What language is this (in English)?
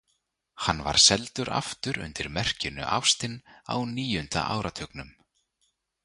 Icelandic